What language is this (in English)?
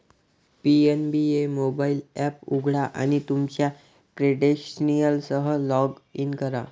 Marathi